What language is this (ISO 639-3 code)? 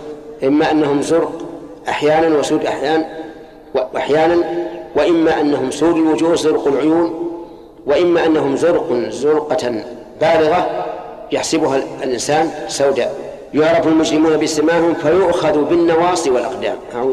ara